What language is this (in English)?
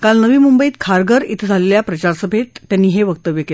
Marathi